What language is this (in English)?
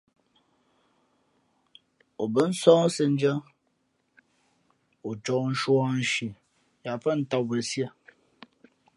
Fe'fe'